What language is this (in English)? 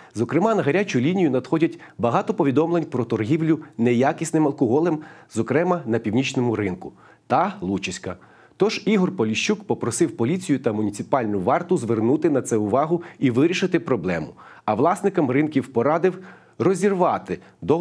Ukrainian